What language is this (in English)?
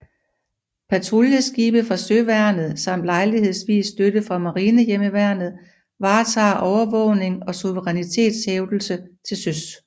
Danish